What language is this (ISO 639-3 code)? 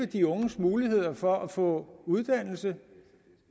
dan